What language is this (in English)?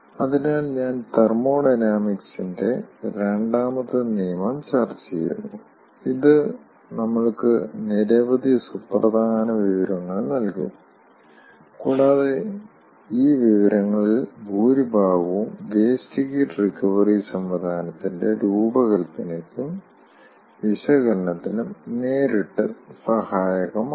Malayalam